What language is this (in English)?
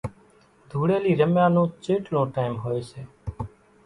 Kachi Koli